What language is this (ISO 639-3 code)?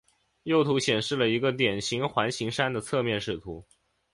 zho